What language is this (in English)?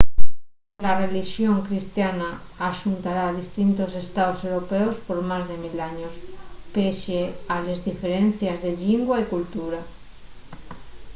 Asturian